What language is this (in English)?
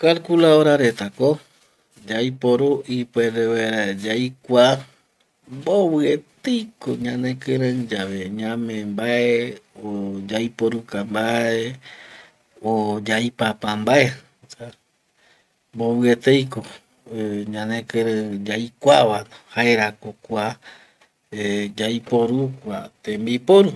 Eastern Bolivian Guaraní